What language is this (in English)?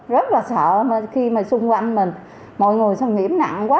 Vietnamese